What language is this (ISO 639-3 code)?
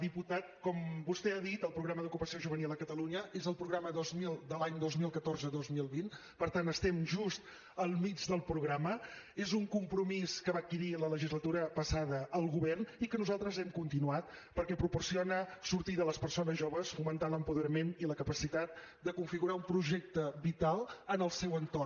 cat